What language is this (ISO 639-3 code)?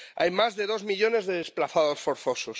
spa